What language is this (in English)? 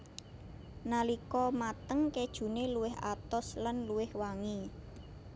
Javanese